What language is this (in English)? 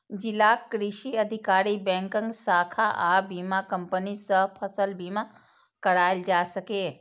Maithili